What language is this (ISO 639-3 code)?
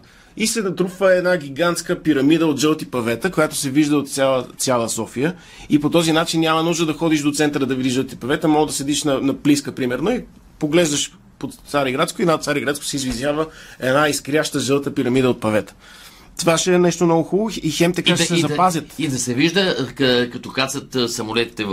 bul